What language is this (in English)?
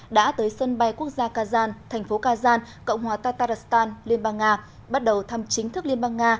Vietnamese